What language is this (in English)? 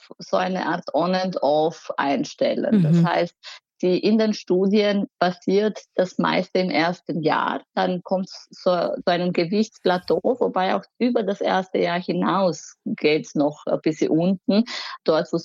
German